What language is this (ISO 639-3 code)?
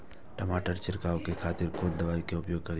mai